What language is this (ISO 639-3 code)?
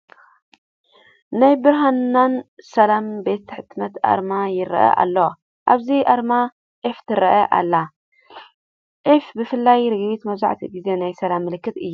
tir